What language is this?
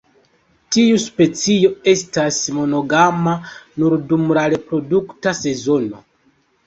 Esperanto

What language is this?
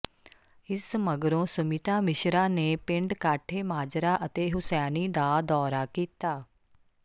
Punjabi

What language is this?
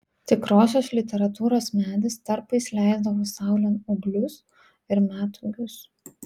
Lithuanian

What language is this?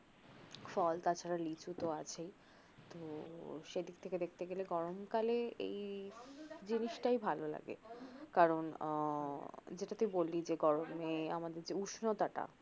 Bangla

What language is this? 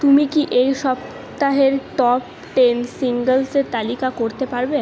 Bangla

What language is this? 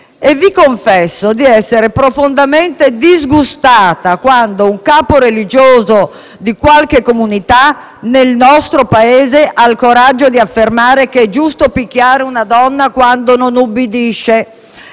Italian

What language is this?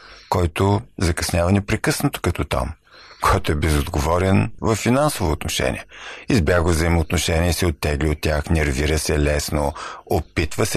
Bulgarian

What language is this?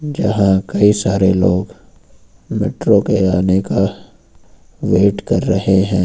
Hindi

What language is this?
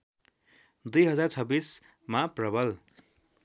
Nepali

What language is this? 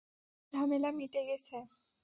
Bangla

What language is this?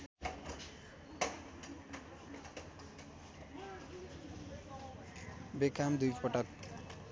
Nepali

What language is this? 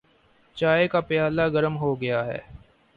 Urdu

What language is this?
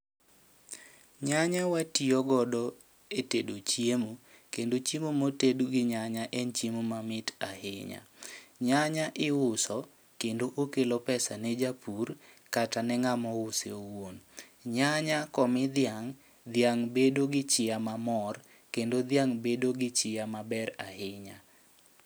Luo (Kenya and Tanzania)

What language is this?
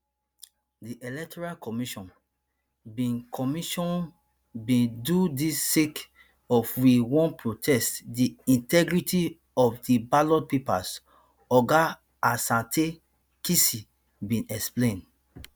Nigerian Pidgin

